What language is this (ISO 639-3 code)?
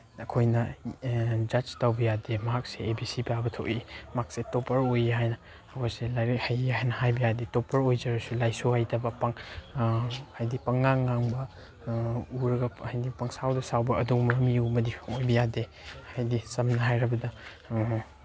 mni